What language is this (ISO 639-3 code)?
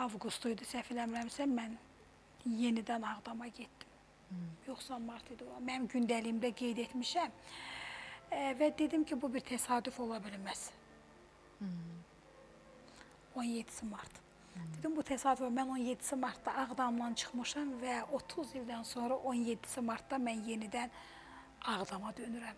tur